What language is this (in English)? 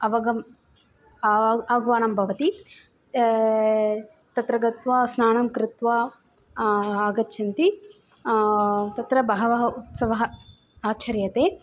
Sanskrit